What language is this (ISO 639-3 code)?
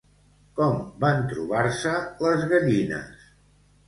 cat